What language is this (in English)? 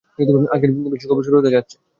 Bangla